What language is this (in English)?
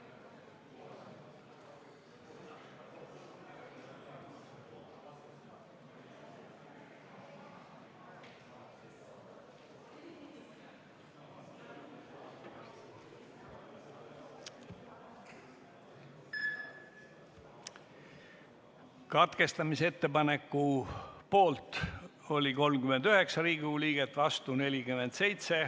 Estonian